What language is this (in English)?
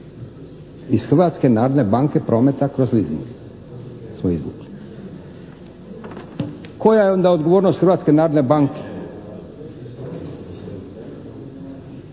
Croatian